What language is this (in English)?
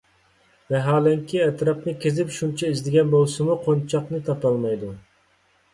Uyghur